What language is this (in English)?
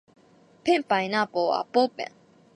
Japanese